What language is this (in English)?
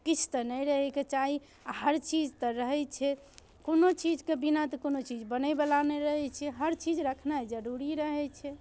Maithili